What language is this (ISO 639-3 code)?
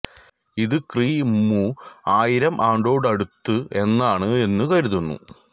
mal